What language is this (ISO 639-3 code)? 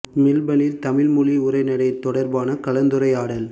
tam